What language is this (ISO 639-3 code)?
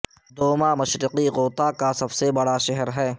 urd